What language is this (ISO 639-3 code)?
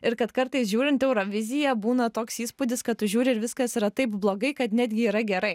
lit